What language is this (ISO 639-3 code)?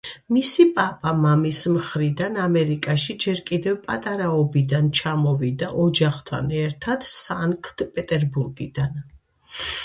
kat